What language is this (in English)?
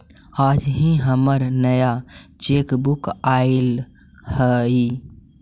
Magahi